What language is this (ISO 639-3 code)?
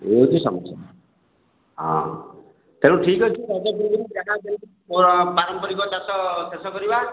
ori